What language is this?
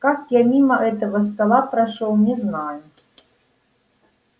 Russian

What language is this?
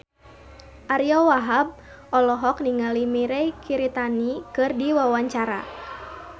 Sundanese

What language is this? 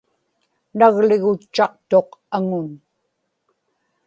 Inupiaq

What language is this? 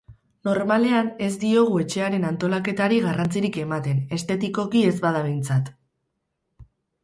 Basque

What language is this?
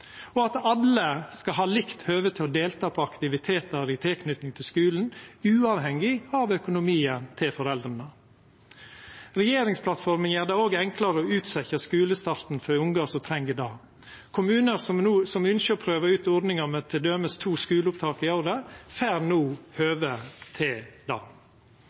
Norwegian Nynorsk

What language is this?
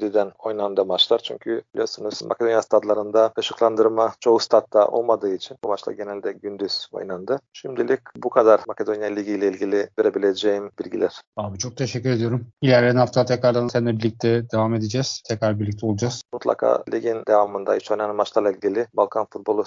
Turkish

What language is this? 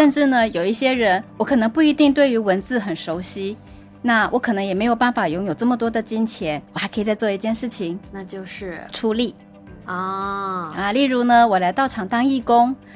Chinese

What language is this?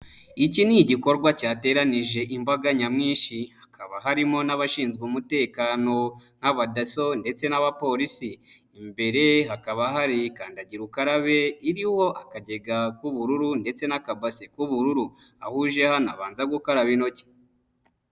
Kinyarwanda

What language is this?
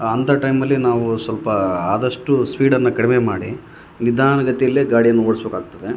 Kannada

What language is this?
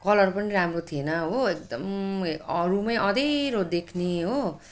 Nepali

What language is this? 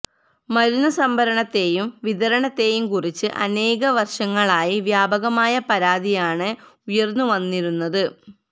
Malayalam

